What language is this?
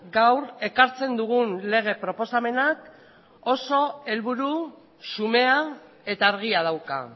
Basque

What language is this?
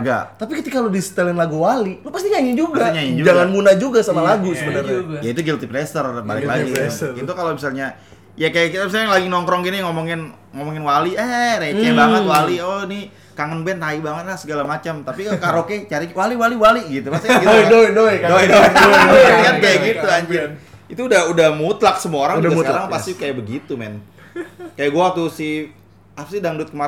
Indonesian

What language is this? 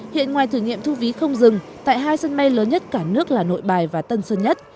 Vietnamese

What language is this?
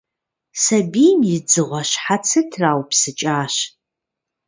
Kabardian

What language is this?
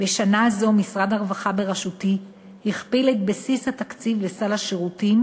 Hebrew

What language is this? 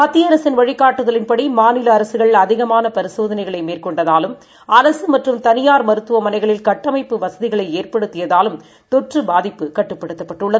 Tamil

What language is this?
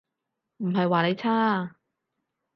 Cantonese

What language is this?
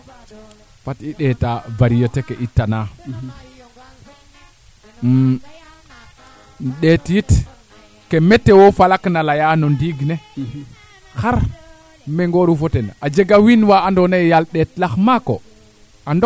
Serer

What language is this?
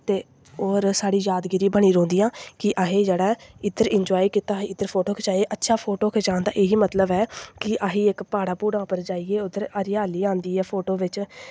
Dogri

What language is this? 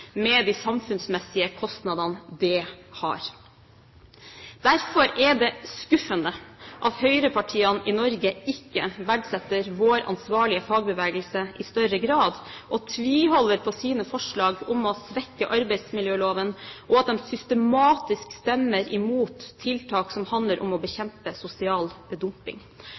Norwegian Bokmål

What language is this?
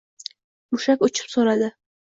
Uzbek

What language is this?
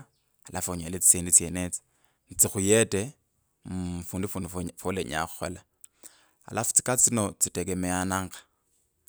Kabras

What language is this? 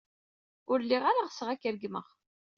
Kabyle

